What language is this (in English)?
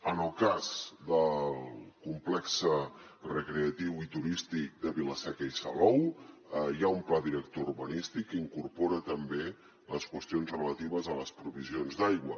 Catalan